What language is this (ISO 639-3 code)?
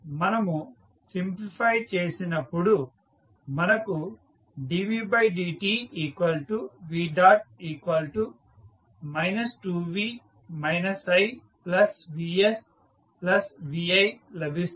tel